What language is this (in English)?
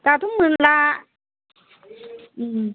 Bodo